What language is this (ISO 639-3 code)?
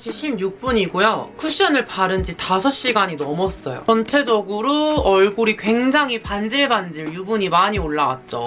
kor